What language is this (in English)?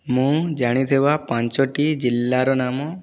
Odia